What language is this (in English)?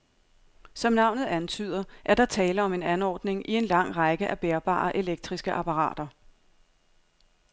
Danish